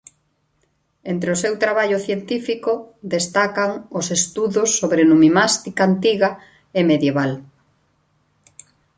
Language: Galician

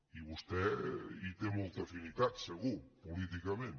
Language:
Catalan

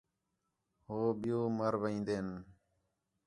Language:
Khetrani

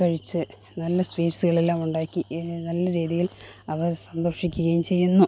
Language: Malayalam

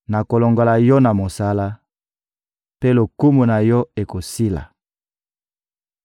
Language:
Lingala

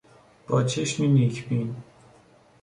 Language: Persian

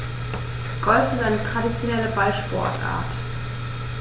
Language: German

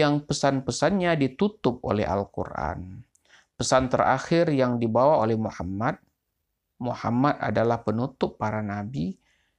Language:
Indonesian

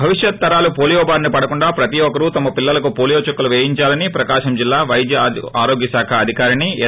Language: Telugu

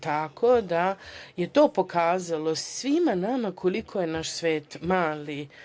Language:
Serbian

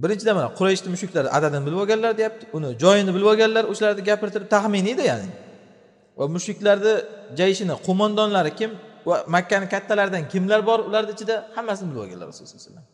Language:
Turkish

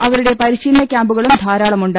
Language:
Malayalam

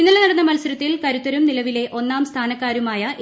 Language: Malayalam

